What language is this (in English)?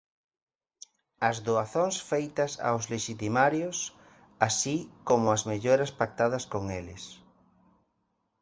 Galician